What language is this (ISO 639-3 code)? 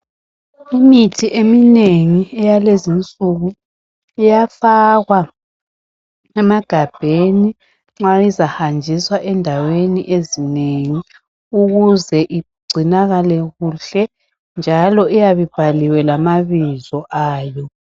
nde